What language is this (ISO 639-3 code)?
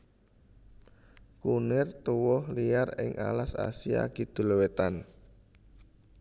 jav